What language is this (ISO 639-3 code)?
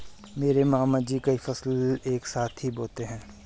hin